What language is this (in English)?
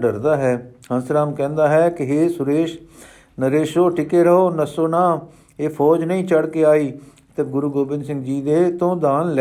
Punjabi